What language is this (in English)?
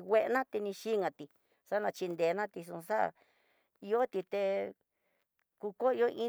Tidaá Mixtec